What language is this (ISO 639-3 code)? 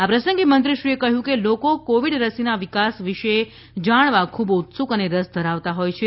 guj